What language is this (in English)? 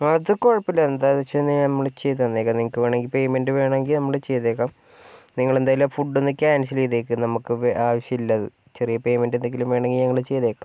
Malayalam